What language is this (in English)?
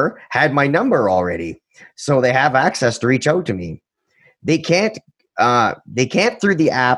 English